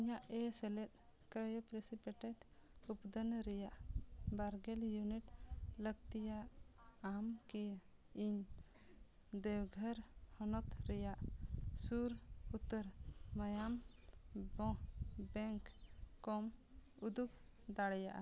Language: Santali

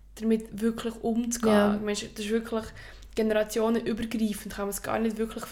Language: German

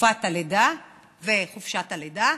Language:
Hebrew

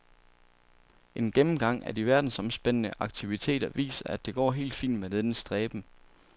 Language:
Danish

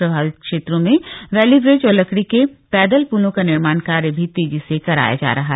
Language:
Hindi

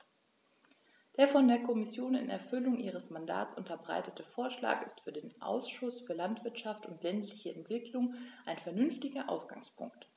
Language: German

